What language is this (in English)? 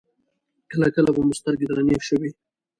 Pashto